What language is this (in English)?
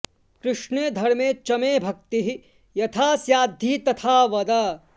Sanskrit